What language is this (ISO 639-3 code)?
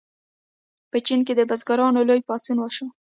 pus